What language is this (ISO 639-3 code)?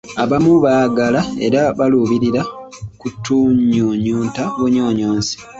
lug